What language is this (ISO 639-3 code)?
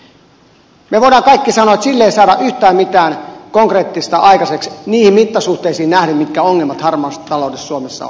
fin